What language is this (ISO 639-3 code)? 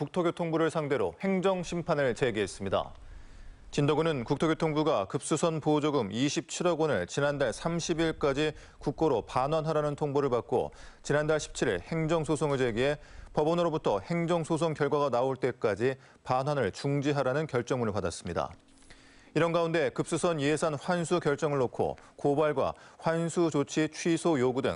kor